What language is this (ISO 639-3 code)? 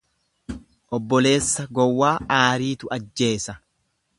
orm